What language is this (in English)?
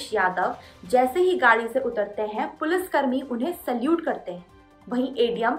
Hindi